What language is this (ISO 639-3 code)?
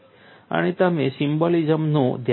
guj